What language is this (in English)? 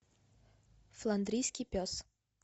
Russian